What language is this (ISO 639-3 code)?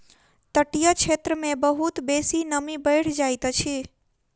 mai